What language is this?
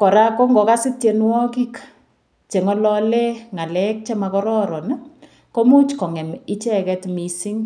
Kalenjin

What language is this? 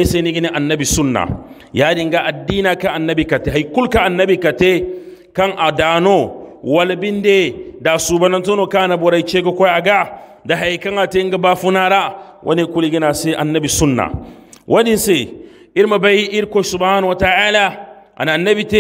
Arabic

